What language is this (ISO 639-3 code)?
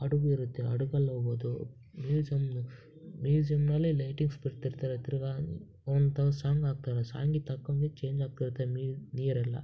kan